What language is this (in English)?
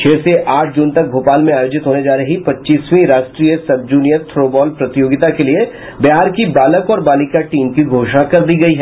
Hindi